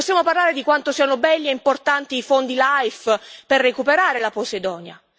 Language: Italian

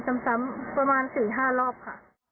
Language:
Thai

